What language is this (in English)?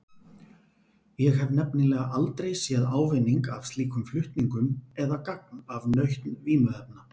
Icelandic